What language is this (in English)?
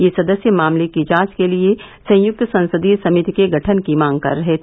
Hindi